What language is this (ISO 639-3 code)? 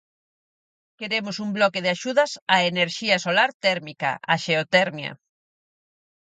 glg